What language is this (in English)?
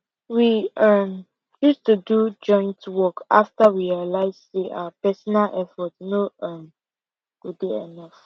Nigerian Pidgin